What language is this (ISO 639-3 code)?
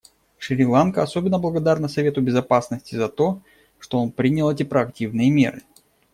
rus